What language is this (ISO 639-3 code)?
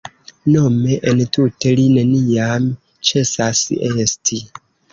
epo